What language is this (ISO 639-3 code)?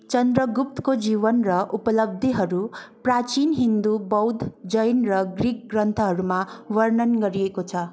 nep